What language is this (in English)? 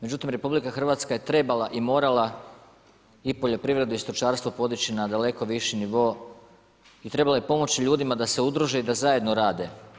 Croatian